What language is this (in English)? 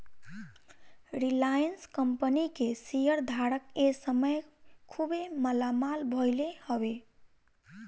Bhojpuri